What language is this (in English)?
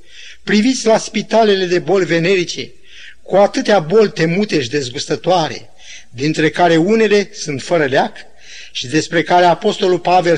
Romanian